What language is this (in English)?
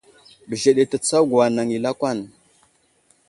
Wuzlam